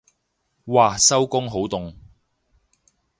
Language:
Cantonese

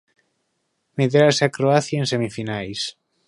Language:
Galician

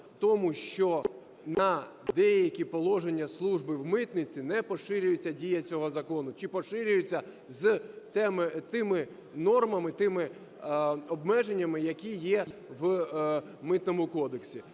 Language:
Ukrainian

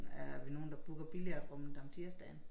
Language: Danish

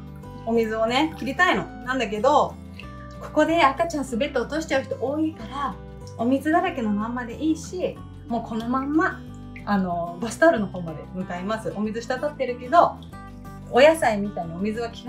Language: Japanese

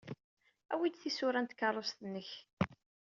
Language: Kabyle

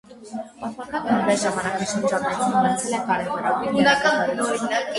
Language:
Armenian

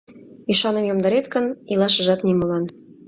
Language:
Mari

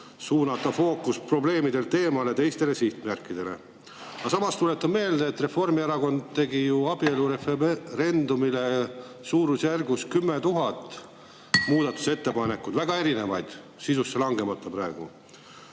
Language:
Estonian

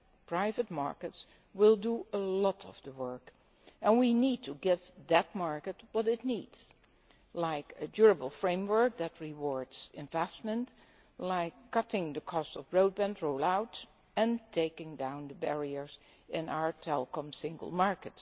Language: English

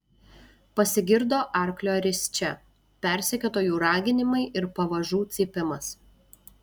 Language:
Lithuanian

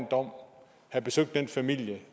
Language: Danish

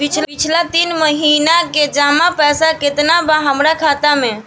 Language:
Bhojpuri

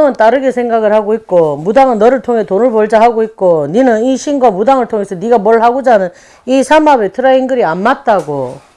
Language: Korean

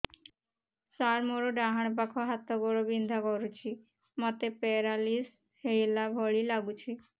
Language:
Odia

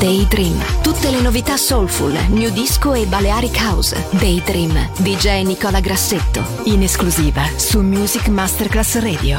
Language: Italian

